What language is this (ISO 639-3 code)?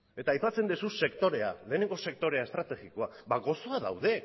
eus